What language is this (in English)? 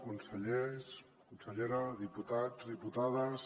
Catalan